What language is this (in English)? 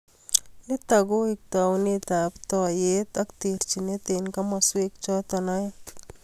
Kalenjin